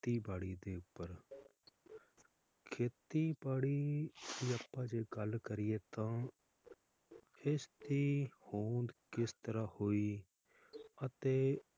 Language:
Punjabi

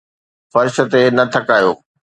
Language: Sindhi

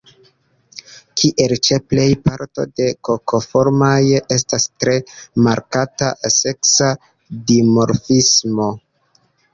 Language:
Esperanto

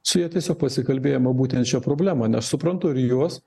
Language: Lithuanian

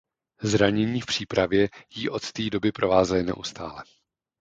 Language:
Czech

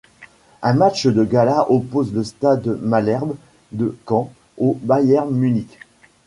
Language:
French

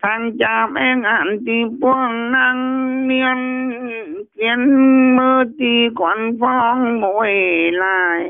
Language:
Vietnamese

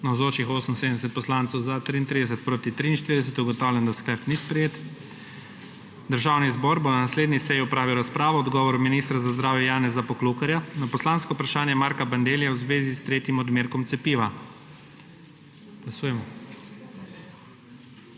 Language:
Slovenian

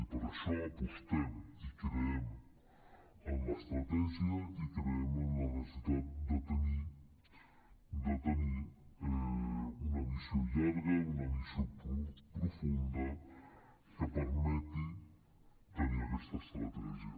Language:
Catalan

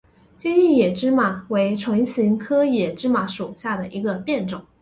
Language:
Chinese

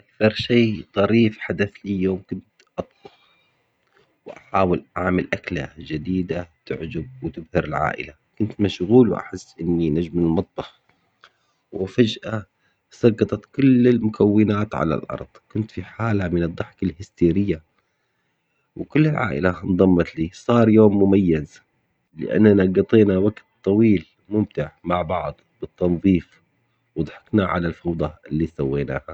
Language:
Omani Arabic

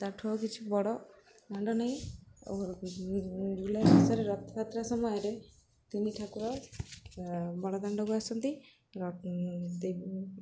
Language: Odia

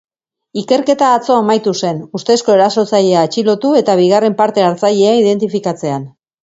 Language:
Basque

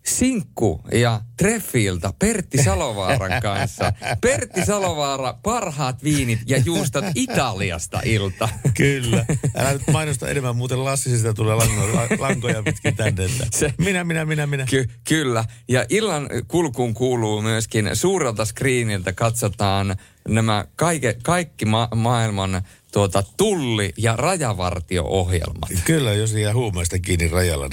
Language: Finnish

